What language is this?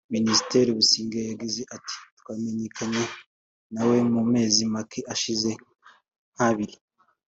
Kinyarwanda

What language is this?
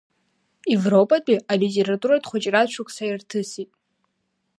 Abkhazian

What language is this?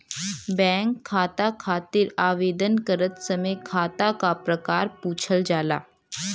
Bhojpuri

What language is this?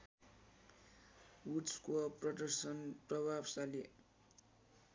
Nepali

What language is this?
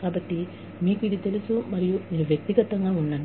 Telugu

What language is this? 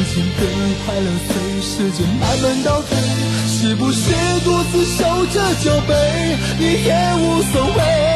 Chinese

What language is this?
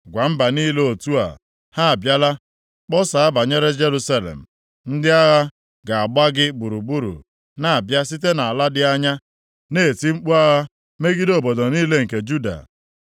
Igbo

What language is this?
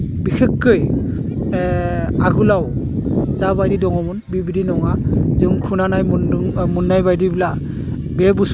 Bodo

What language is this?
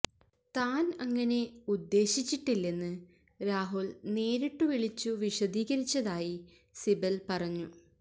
Malayalam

